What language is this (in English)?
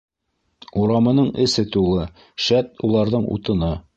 Bashkir